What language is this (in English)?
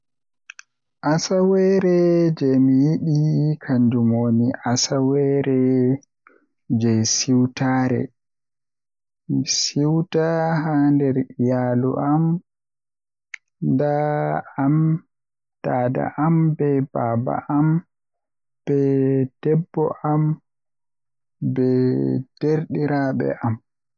Western Niger Fulfulde